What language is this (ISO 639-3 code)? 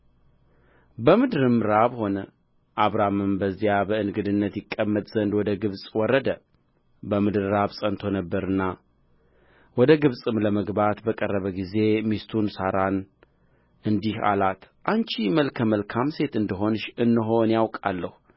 amh